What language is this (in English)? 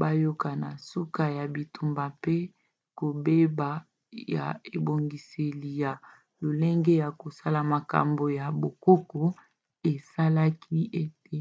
Lingala